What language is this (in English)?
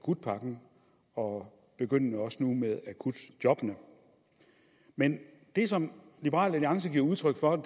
Danish